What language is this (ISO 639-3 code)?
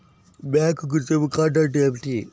tel